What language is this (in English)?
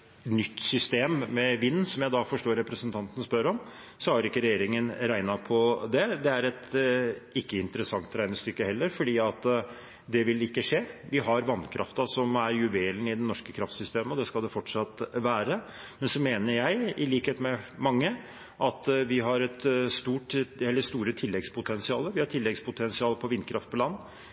Norwegian Bokmål